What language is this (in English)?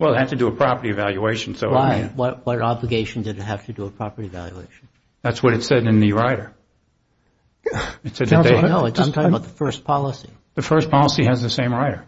English